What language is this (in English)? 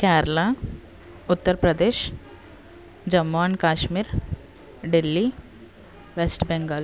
Telugu